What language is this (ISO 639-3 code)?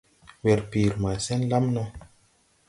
tui